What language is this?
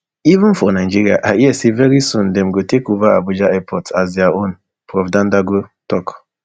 Nigerian Pidgin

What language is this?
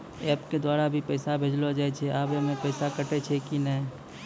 Maithili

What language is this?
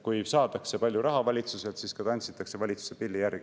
Estonian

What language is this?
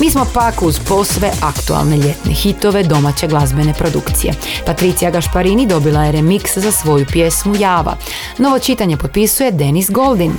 Croatian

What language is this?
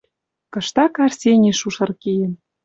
Western Mari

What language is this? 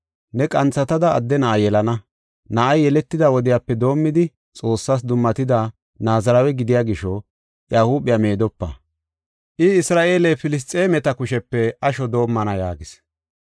Gofa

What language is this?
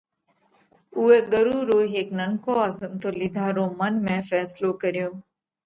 Parkari Koli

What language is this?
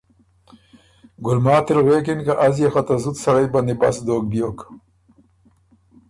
Ormuri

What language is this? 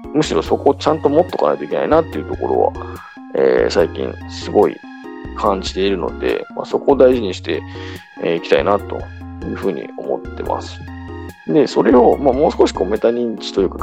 Japanese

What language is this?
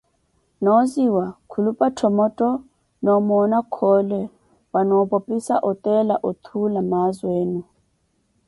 Koti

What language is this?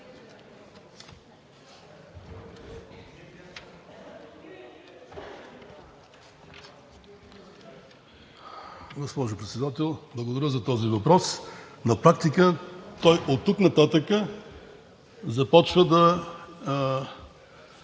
Bulgarian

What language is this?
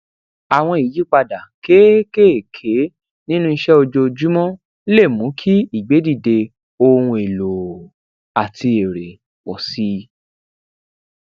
Yoruba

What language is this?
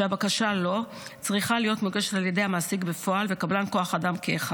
Hebrew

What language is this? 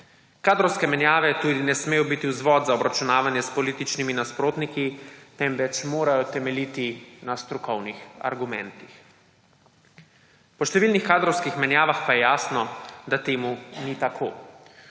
Slovenian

